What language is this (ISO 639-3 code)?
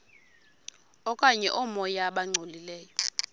xho